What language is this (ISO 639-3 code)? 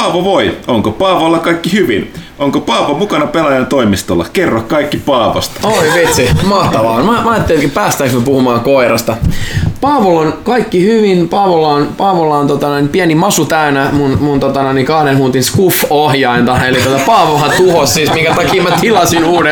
fin